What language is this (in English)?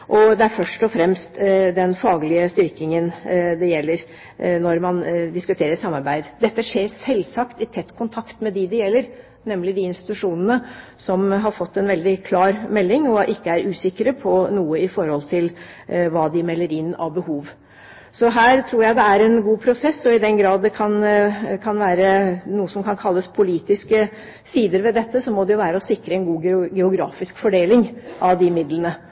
Norwegian Bokmål